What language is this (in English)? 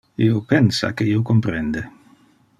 Interlingua